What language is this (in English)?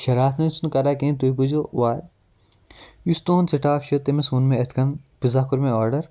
Kashmiri